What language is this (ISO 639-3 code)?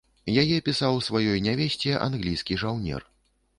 bel